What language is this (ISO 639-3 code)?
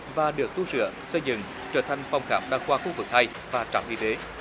vie